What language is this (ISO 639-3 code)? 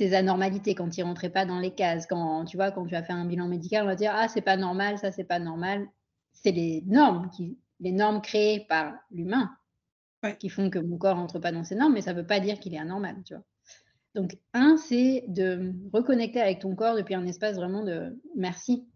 fra